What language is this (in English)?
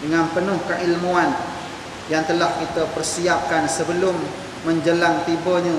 Malay